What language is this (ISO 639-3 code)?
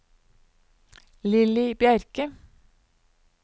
nor